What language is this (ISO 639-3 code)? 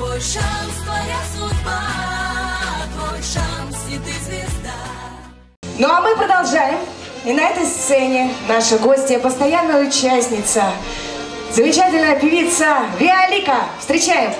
rus